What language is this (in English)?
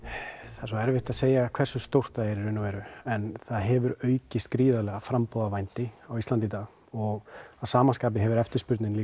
Icelandic